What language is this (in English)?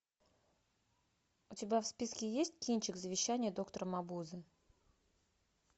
Russian